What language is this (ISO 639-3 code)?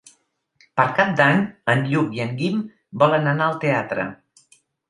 cat